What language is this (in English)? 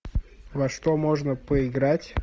Russian